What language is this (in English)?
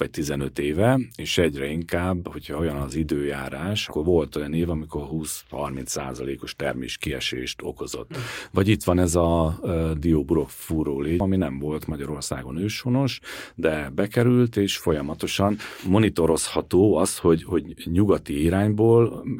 Hungarian